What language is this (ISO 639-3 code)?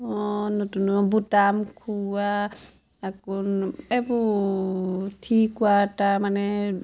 asm